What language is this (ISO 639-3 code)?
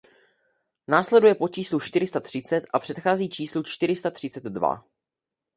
ces